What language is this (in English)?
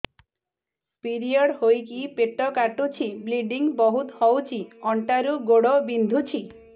Odia